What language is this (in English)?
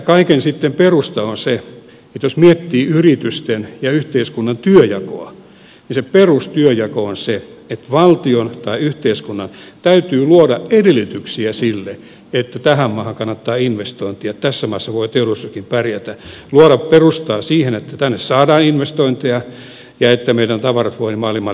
Finnish